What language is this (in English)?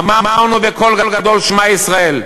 Hebrew